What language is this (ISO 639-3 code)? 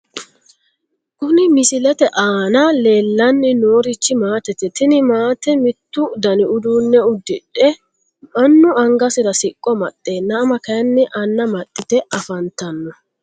sid